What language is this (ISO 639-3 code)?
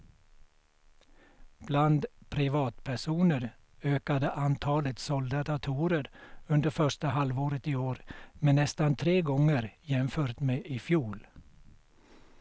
swe